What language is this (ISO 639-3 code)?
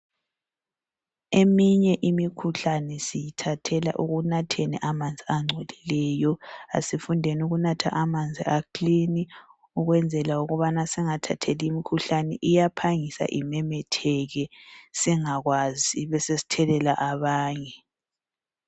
nde